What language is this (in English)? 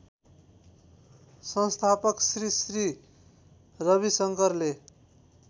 Nepali